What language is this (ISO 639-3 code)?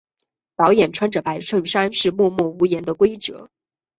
zho